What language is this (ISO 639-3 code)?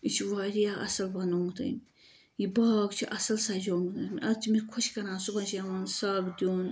kas